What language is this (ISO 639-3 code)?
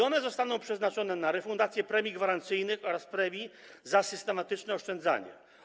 pol